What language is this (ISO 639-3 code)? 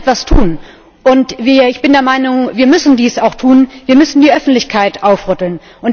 deu